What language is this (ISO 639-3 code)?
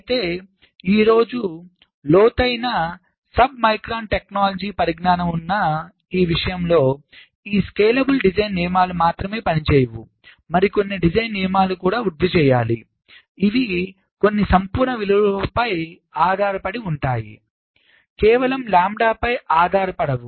tel